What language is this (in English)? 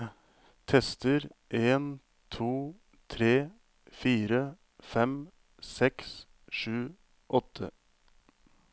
Norwegian